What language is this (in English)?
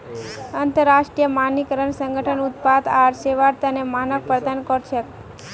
Magahi